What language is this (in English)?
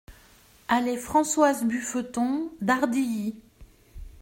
French